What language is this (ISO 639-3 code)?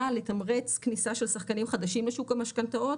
heb